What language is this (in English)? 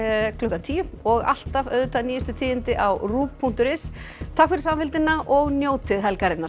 Icelandic